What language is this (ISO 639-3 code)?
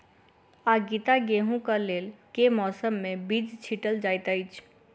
mai